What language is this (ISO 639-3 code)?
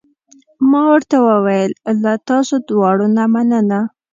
pus